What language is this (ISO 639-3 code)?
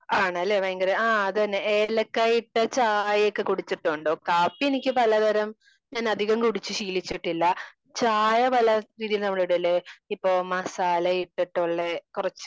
mal